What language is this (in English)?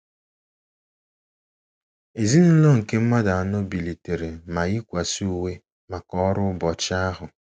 Igbo